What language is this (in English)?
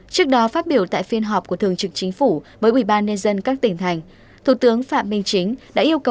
Vietnamese